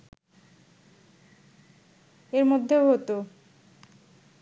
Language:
Bangla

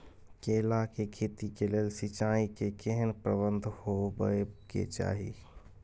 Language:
Maithili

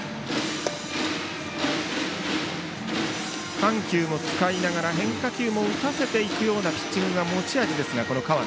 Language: Japanese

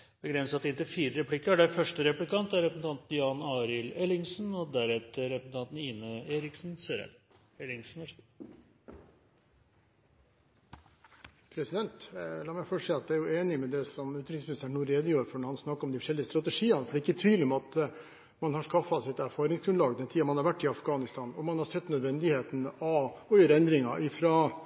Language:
Norwegian Bokmål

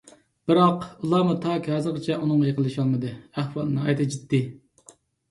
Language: Uyghur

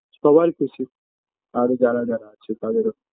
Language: Bangla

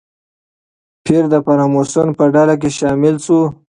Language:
Pashto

